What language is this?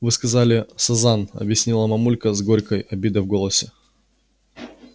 Russian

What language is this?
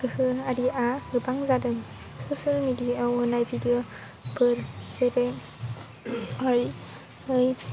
Bodo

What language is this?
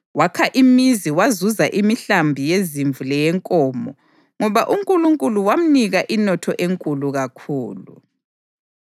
North Ndebele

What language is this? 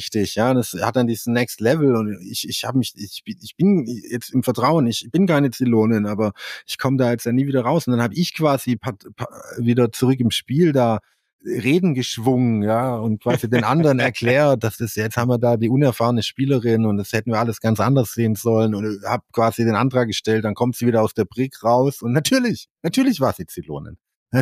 German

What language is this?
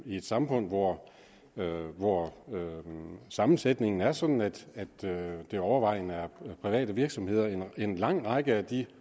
Danish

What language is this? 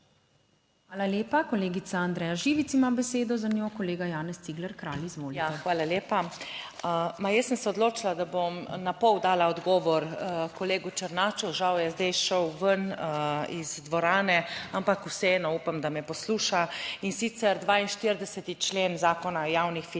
Slovenian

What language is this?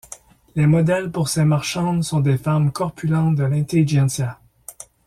French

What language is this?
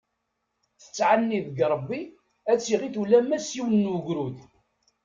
Kabyle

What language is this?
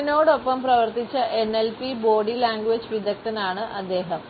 Malayalam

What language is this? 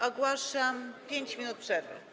Polish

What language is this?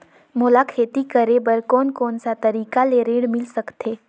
Chhattisgarhi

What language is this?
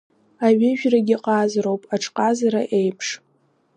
Abkhazian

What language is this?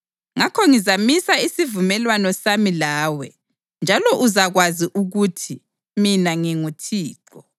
North Ndebele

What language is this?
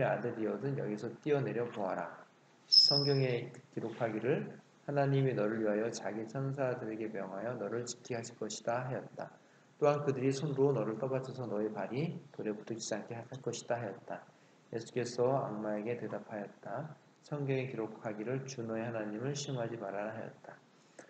Korean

